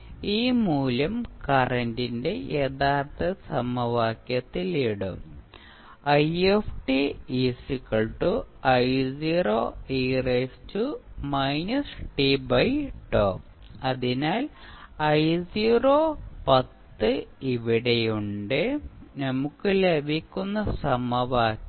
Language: Malayalam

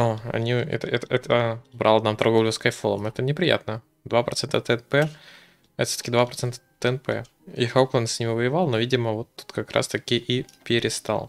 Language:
Russian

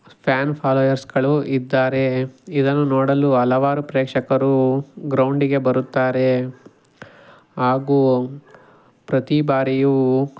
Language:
Kannada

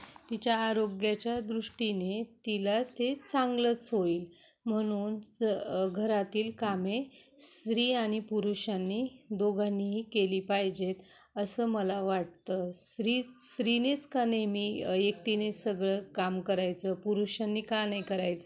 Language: Marathi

